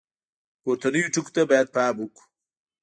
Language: Pashto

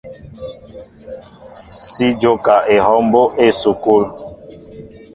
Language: Mbo (Cameroon)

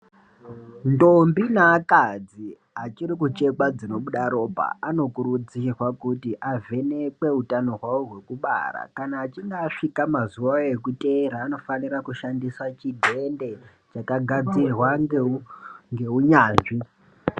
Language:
Ndau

